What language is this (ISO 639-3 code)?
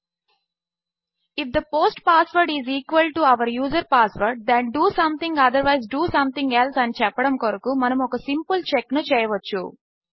tel